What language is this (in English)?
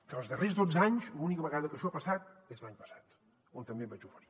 Catalan